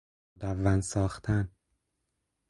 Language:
Persian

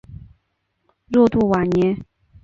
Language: Chinese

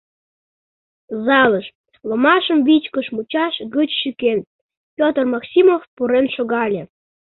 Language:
Mari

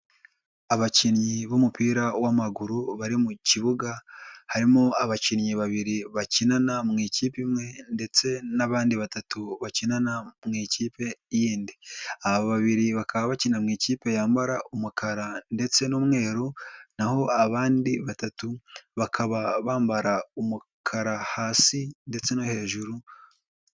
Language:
Kinyarwanda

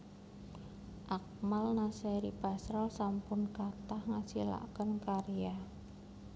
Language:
Javanese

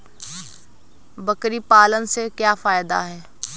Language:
Hindi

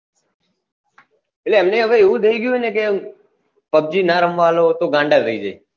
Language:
Gujarati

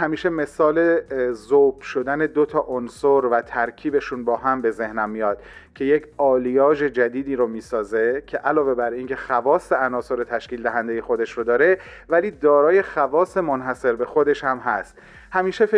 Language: Persian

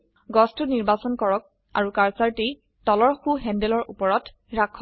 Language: Assamese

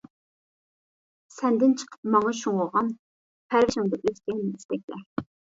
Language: Uyghur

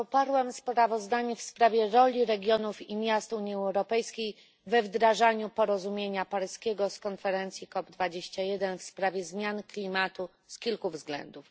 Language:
Polish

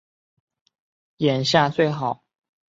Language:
Chinese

